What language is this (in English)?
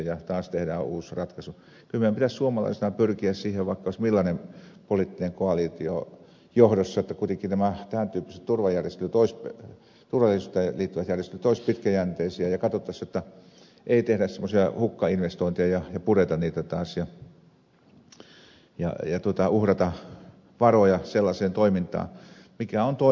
Finnish